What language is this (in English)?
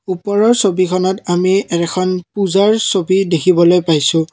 Assamese